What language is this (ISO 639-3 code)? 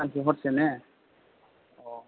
brx